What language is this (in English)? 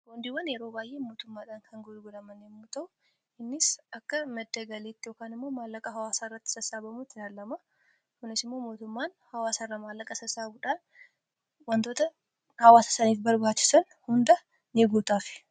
Oromo